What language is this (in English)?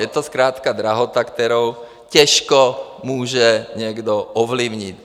Czech